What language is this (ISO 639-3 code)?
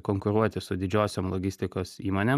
lit